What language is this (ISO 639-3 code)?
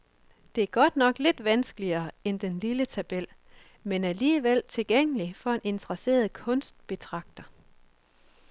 dan